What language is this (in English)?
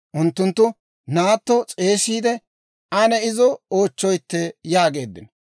Dawro